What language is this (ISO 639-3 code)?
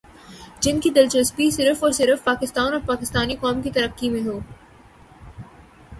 urd